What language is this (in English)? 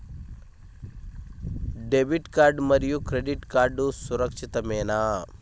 Telugu